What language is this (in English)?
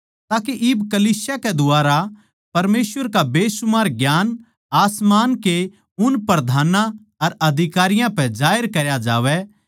Haryanvi